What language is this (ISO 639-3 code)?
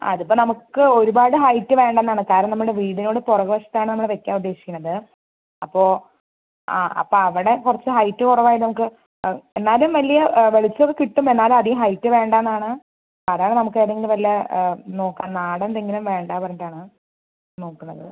mal